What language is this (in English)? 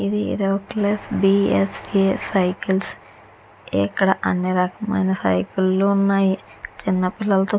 Telugu